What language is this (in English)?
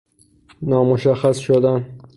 Persian